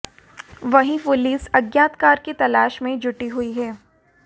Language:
Hindi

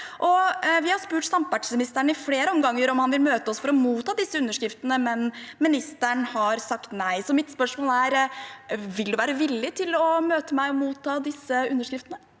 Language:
Norwegian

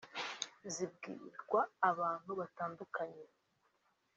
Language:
Kinyarwanda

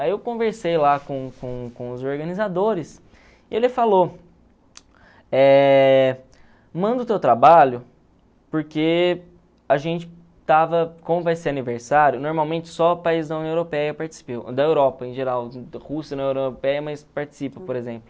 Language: Portuguese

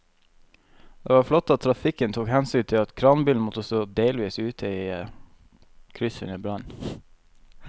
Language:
Norwegian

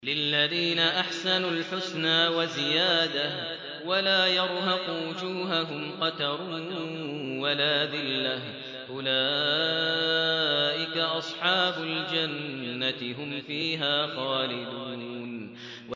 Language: Arabic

